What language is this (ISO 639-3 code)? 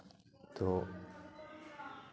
sat